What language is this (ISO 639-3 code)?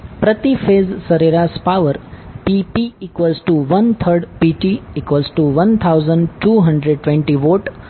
guj